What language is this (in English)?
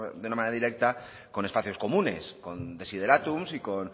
Spanish